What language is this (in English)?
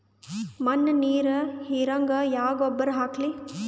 Kannada